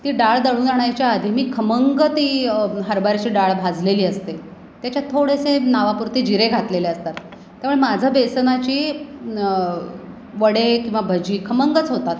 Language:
Marathi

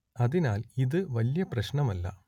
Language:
Malayalam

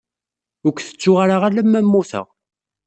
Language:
Kabyle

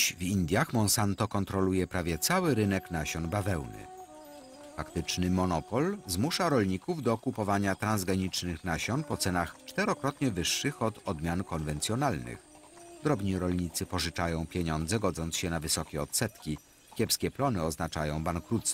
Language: Polish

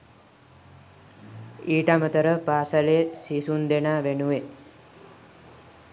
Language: Sinhala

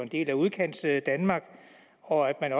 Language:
Danish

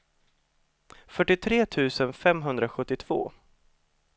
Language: Swedish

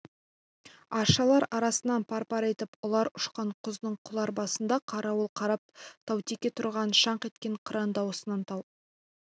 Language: Kazakh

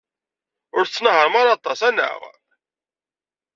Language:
Kabyle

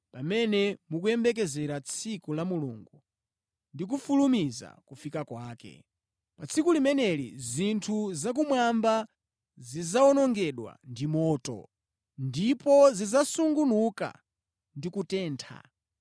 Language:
Nyanja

